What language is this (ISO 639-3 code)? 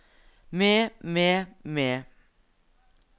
nor